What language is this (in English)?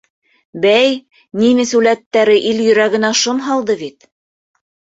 Bashkir